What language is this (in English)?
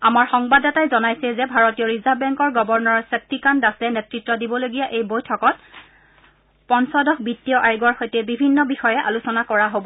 Assamese